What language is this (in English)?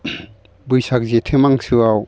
Bodo